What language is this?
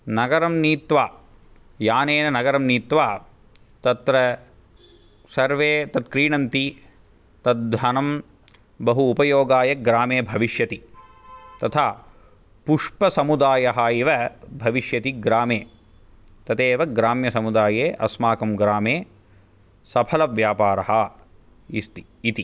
Sanskrit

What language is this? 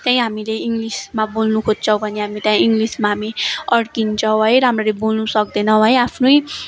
Nepali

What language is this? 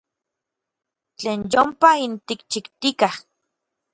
Orizaba Nahuatl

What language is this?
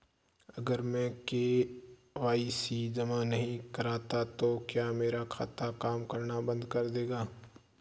Hindi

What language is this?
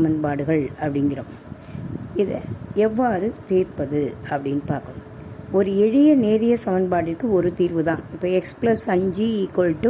Tamil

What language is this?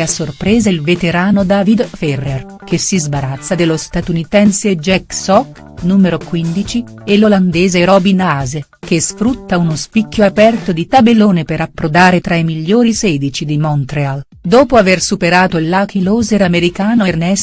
Italian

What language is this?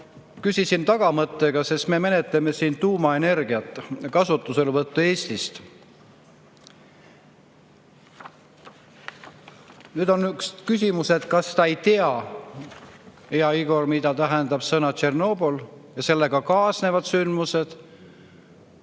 Estonian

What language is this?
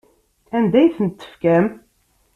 Kabyle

